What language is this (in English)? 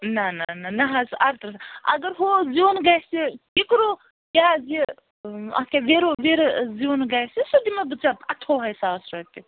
Kashmiri